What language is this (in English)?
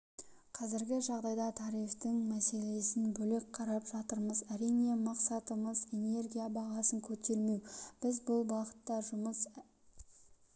Kazakh